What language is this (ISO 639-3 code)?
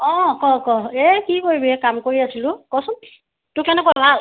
asm